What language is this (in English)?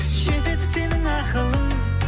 Kazakh